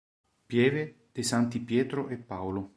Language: Italian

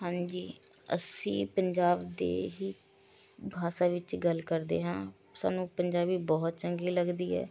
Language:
Punjabi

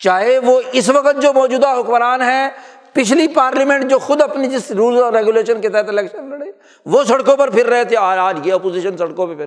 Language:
Urdu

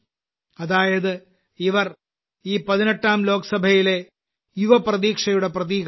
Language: Malayalam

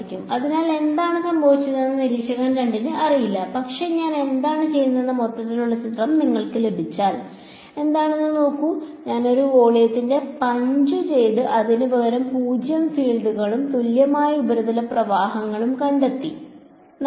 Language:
Malayalam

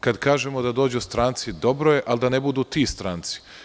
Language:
Serbian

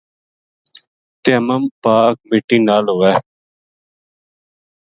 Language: Gujari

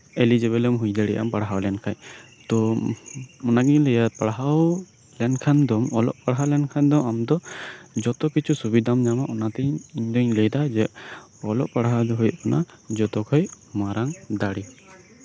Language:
Santali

